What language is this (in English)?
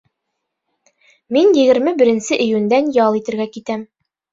Bashkir